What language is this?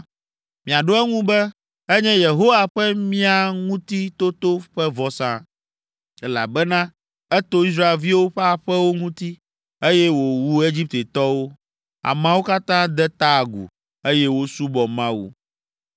Ewe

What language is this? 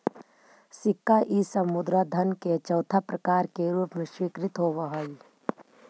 Magahi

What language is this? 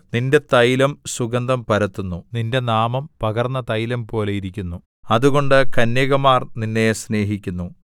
Malayalam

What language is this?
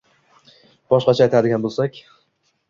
Uzbek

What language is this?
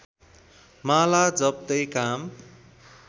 Nepali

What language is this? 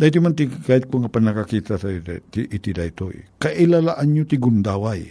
Filipino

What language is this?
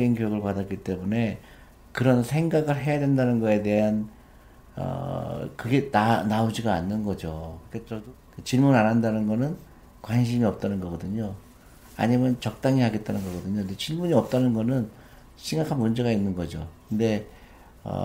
Korean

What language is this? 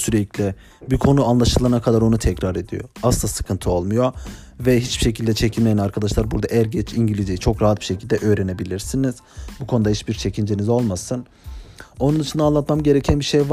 Turkish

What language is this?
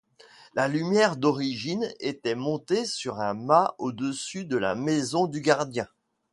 French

